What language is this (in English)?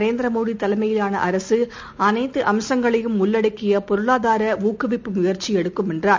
Tamil